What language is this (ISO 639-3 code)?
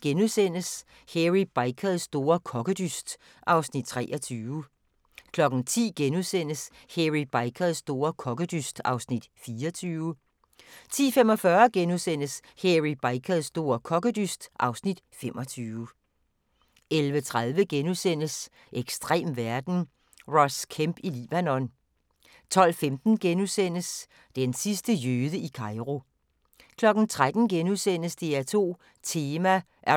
dan